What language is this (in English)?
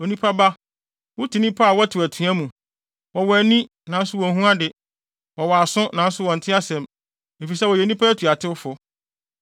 Akan